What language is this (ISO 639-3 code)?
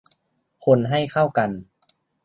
tha